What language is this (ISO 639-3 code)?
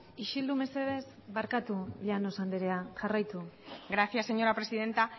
eus